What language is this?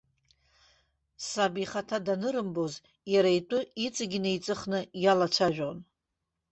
Abkhazian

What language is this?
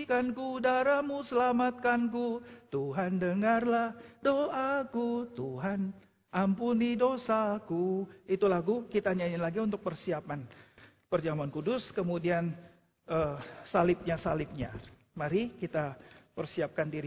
Indonesian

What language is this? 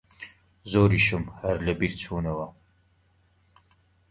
Central Kurdish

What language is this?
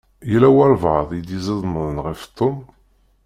Kabyle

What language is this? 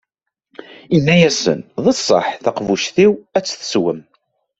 Kabyle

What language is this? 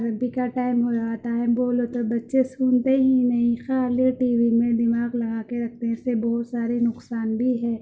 Urdu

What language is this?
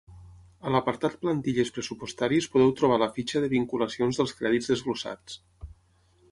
Catalan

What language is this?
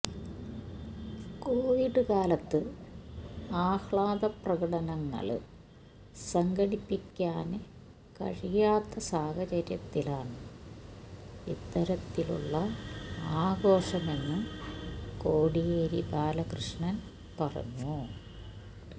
Malayalam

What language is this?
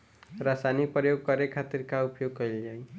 Bhojpuri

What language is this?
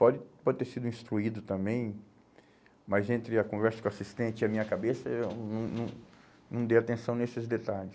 Portuguese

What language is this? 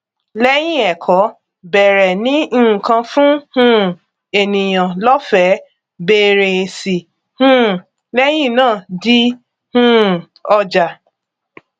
Yoruba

